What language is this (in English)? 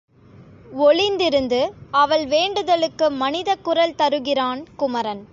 Tamil